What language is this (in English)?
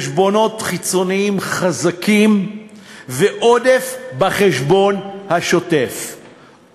Hebrew